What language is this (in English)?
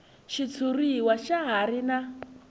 Tsonga